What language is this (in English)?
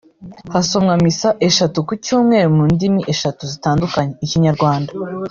Kinyarwanda